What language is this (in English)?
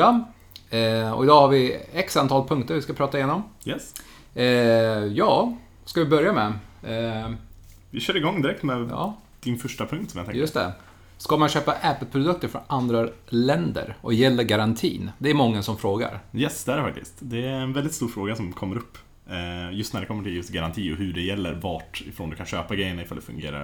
Swedish